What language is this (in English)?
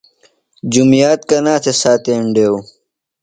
Phalura